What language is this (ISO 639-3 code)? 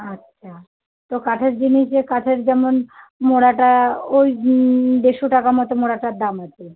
ben